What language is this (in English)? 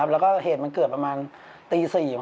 Thai